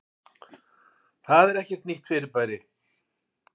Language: Icelandic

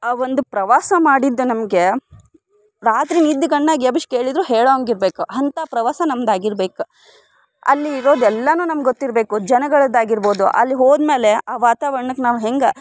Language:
Kannada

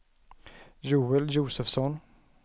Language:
Swedish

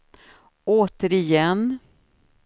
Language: Swedish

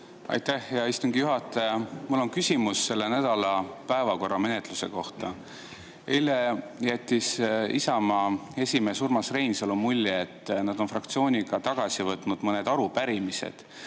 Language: Estonian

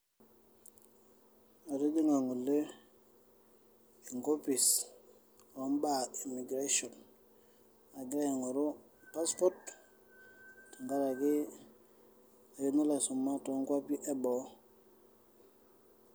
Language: Masai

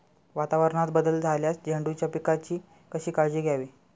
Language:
Marathi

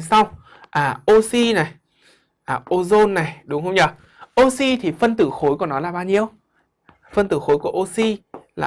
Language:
Vietnamese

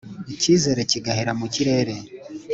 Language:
Kinyarwanda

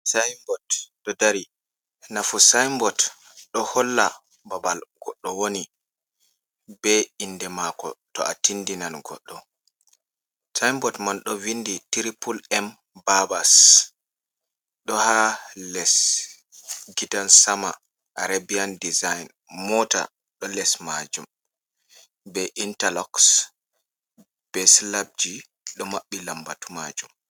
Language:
Fula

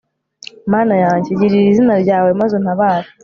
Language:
Kinyarwanda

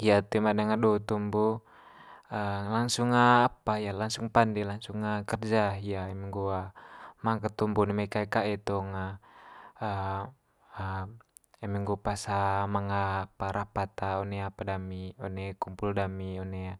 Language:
Manggarai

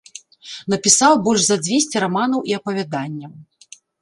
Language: Belarusian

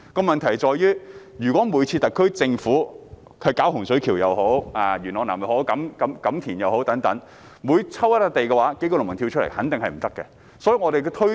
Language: Cantonese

